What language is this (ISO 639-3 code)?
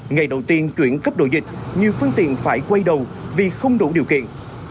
vie